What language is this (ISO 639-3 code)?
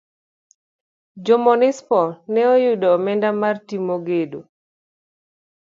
luo